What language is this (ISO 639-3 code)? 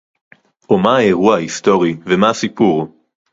heb